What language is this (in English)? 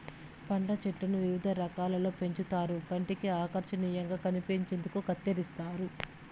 Telugu